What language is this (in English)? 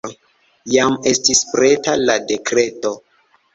Esperanto